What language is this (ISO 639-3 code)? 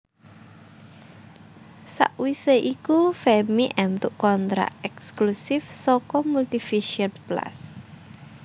jav